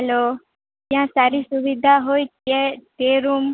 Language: Gujarati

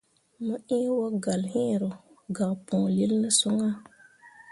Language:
Mundang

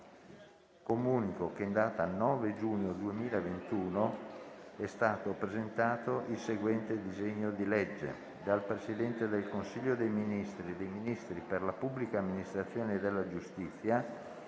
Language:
Italian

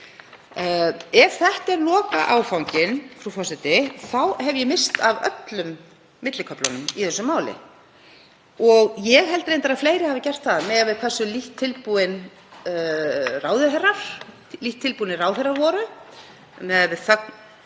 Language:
Icelandic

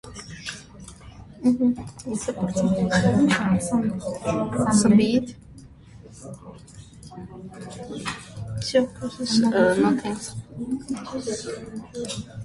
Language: Armenian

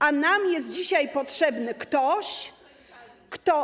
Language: Polish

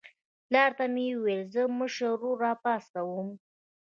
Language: Pashto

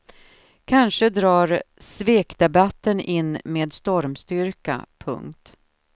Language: Swedish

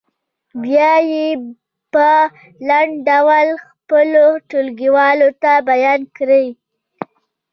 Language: Pashto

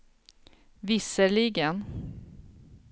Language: Swedish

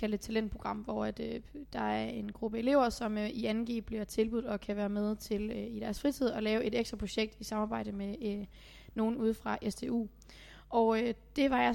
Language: Danish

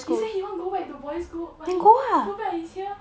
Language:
English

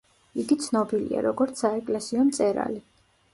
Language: Georgian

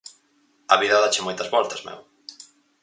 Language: Galician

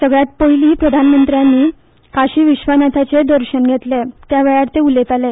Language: Konkani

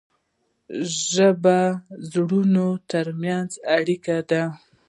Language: Pashto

